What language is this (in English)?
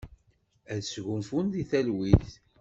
Kabyle